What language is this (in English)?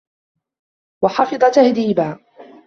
Arabic